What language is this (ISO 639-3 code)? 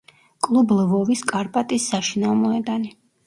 kat